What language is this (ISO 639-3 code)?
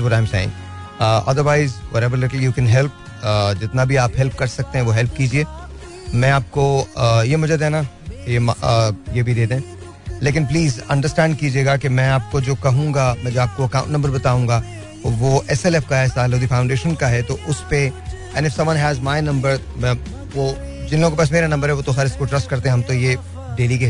hin